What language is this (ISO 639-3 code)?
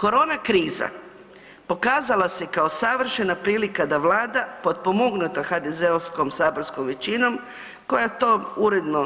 hrv